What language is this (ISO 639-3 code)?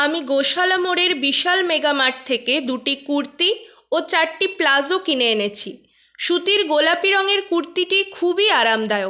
ben